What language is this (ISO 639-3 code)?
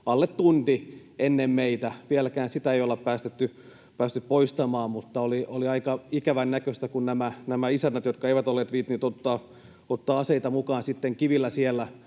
fin